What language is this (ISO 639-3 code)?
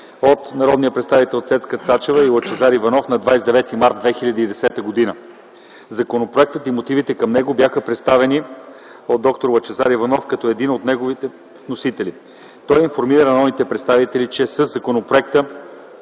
bul